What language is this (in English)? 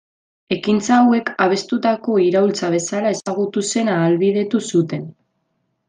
Basque